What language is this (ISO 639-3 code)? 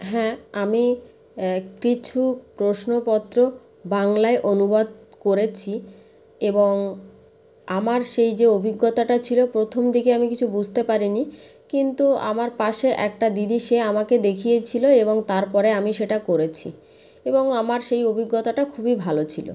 ben